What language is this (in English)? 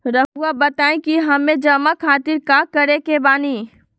Magahi